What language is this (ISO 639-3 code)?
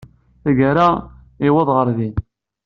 kab